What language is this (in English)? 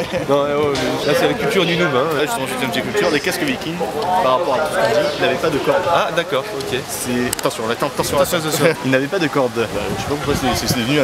French